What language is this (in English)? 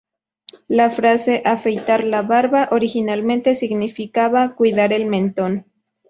Spanish